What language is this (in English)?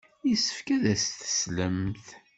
Kabyle